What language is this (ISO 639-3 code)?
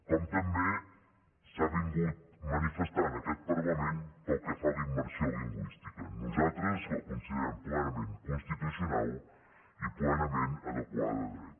cat